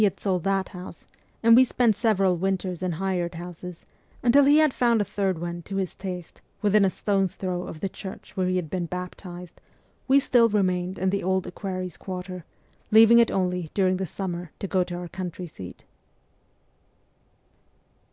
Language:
English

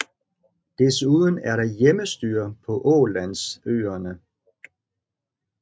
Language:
Danish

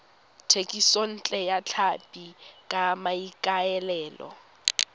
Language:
Tswana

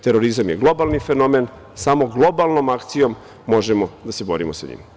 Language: Serbian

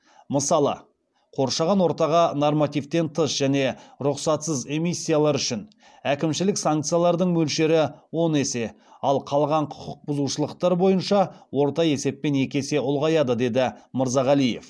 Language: Kazakh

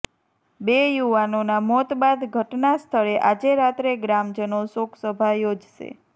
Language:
Gujarati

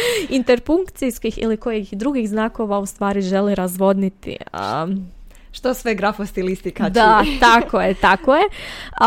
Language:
Croatian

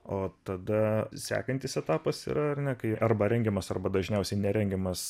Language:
Lithuanian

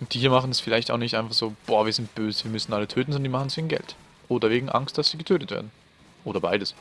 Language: German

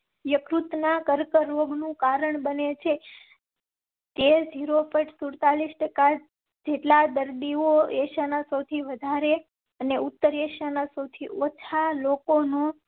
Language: Gujarati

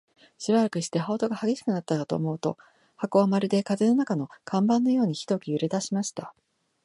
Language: Japanese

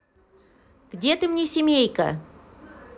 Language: Russian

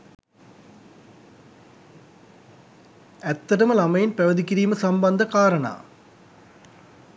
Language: Sinhala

